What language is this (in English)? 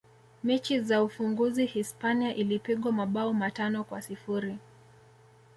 Swahili